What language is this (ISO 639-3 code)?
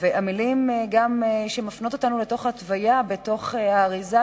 heb